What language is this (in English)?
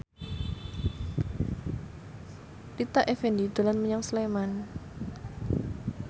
Javanese